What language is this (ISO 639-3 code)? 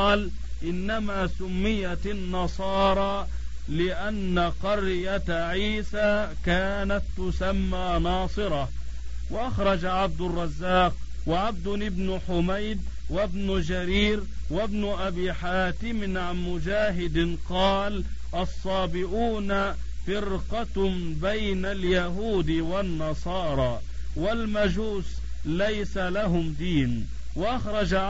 ara